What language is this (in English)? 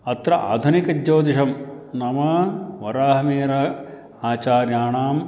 Sanskrit